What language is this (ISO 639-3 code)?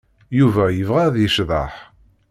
kab